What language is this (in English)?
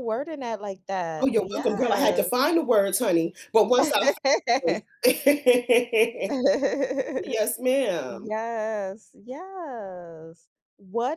English